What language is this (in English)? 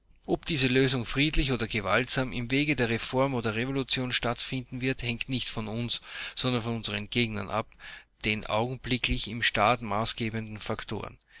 German